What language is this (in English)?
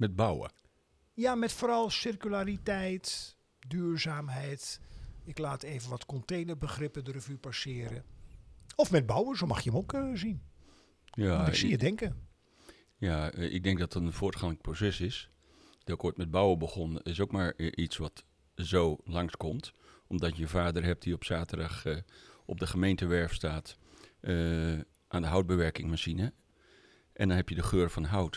Dutch